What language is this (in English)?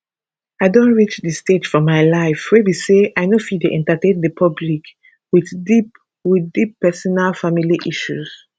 Nigerian Pidgin